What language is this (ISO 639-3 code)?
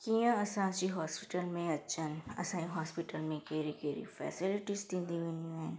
snd